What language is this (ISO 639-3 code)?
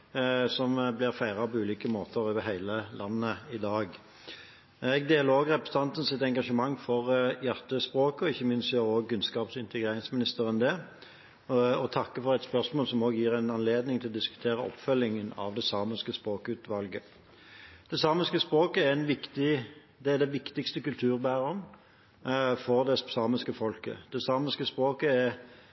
nob